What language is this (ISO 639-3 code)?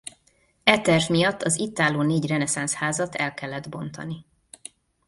hun